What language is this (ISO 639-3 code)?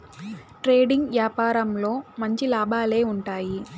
tel